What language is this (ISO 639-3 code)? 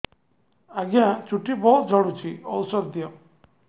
ori